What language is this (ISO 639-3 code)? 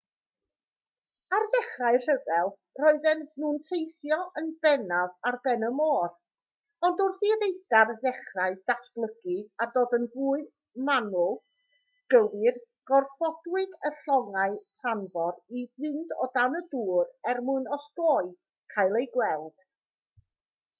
cym